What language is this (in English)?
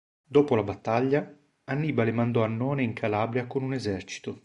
Italian